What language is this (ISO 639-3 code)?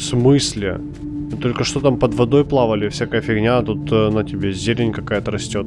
rus